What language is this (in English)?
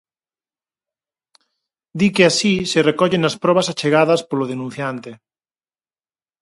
Galician